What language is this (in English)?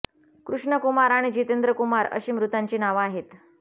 Marathi